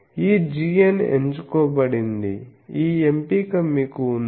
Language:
Telugu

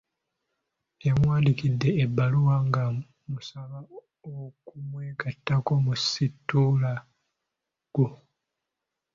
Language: Ganda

